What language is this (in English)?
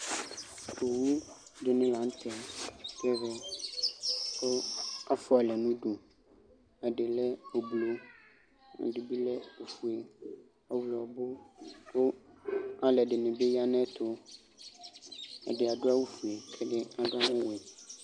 Ikposo